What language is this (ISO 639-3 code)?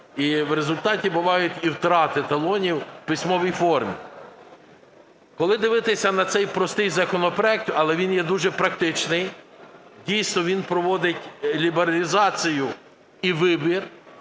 ukr